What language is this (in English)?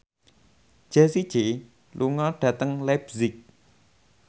Javanese